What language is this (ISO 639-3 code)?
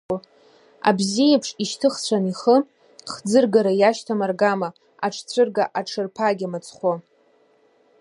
abk